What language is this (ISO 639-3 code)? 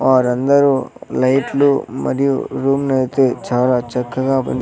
tel